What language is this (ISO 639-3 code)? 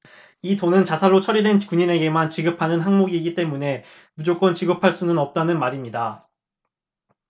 kor